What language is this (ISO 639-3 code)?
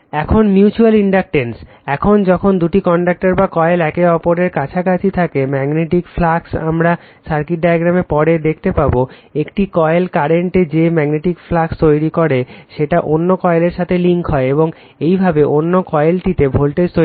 ben